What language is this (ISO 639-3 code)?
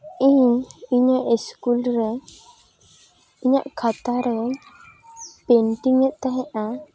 sat